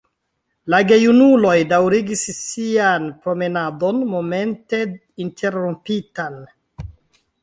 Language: Esperanto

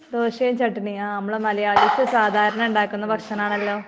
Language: Malayalam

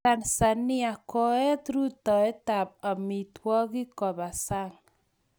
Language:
Kalenjin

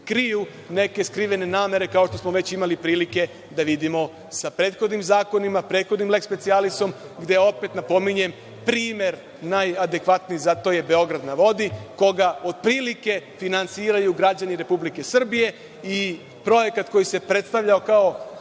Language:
Serbian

